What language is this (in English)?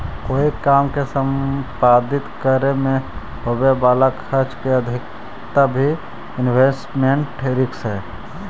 Magahi